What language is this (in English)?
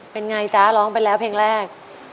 Thai